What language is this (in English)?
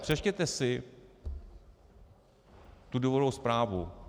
Czech